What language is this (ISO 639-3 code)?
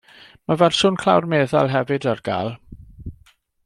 cym